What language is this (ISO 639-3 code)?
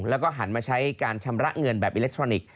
tha